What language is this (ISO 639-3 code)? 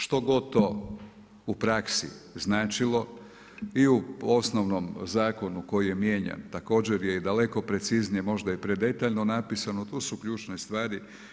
hrv